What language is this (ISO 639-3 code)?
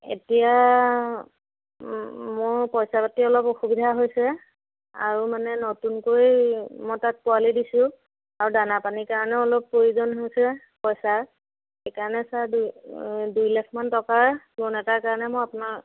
asm